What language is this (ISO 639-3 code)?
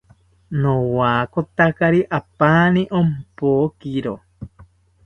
cpy